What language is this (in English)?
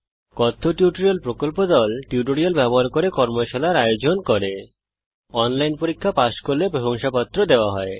Bangla